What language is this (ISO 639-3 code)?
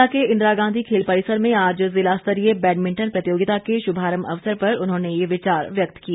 hin